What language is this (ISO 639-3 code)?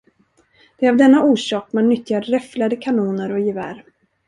swe